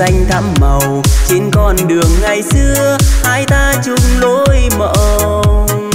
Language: Vietnamese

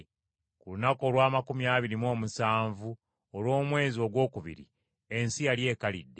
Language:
Ganda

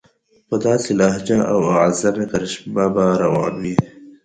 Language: Pashto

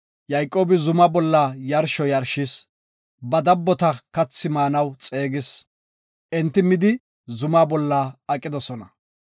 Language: Gofa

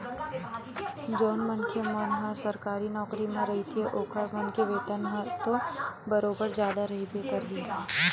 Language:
Chhattisgarhi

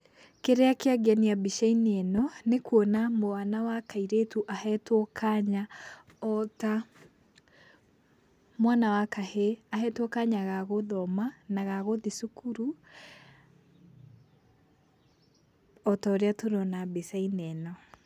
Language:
Kikuyu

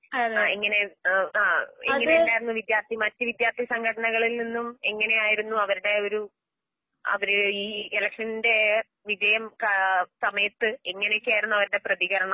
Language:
Malayalam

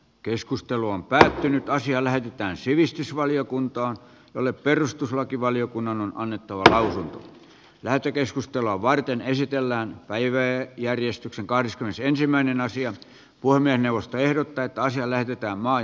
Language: Finnish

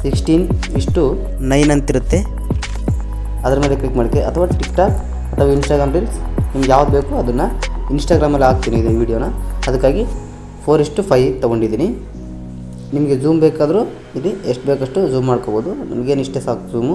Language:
Kannada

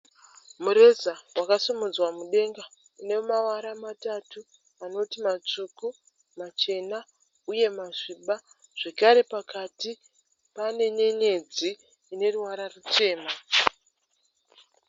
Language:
Shona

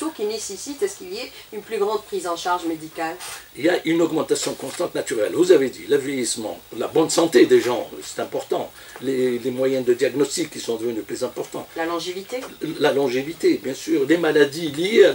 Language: French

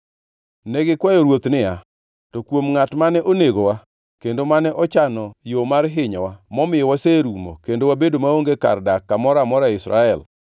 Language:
Luo (Kenya and Tanzania)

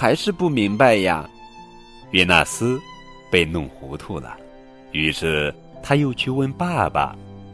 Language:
Chinese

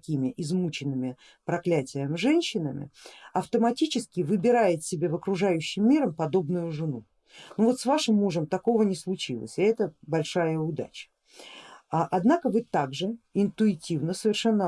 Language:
Russian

